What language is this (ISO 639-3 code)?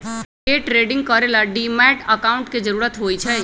mag